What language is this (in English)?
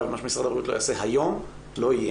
Hebrew